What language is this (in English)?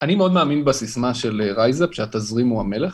Hebrew